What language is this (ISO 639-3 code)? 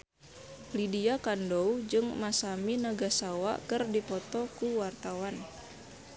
sun